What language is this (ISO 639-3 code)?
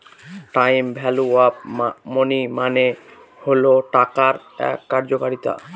ben